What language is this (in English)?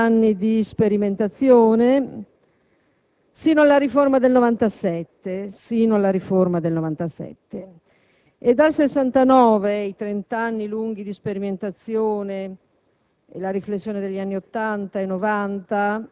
Italian